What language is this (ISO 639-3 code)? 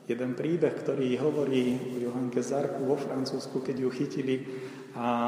slk